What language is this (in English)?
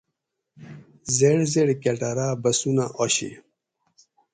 Gawri